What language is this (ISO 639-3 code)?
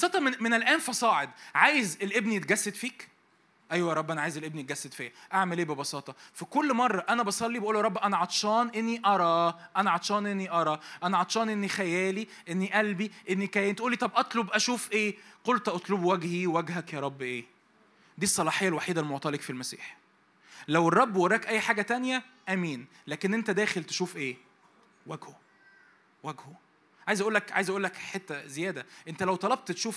ara